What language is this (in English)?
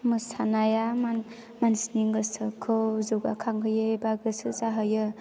Bodo